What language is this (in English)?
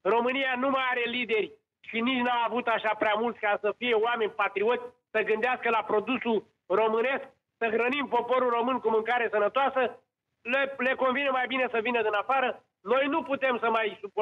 Romanian